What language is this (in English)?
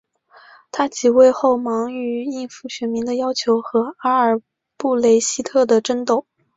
Chinese